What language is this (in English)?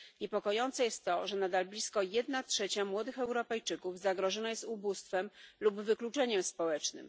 Polish